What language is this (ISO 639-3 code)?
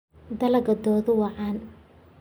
som